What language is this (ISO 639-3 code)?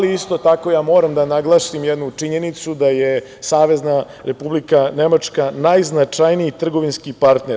srp